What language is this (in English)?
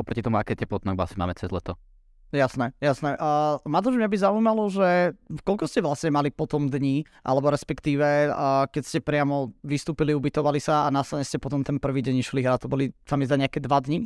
Slovak